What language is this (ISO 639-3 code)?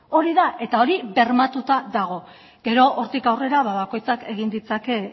eus